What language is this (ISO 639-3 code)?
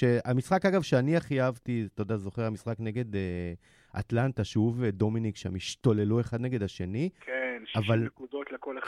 heb